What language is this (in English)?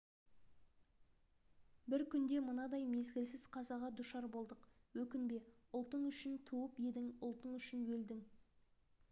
Kazakh